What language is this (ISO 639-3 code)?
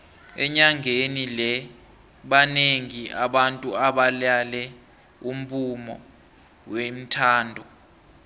nbl